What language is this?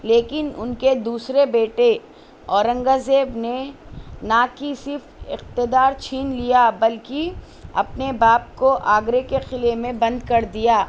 Urdu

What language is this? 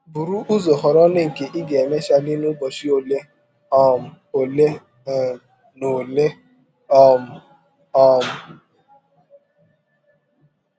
Igbo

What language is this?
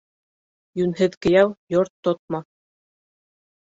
Bashkir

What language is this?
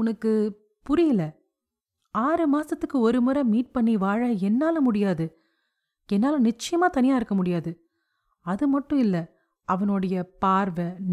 Tamil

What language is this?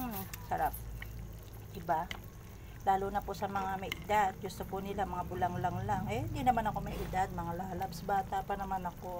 Filipino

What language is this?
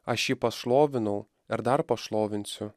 Lithuanian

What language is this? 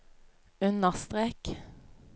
Norwegian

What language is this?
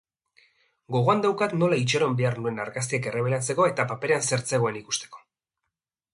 Basque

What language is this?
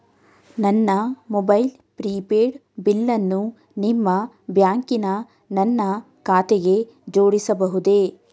Kannada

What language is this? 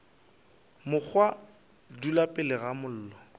Northern Sotho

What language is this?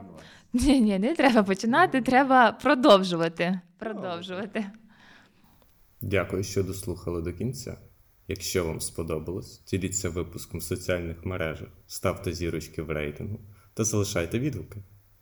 Ukrainian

